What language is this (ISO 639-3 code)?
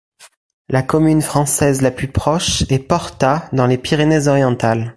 fra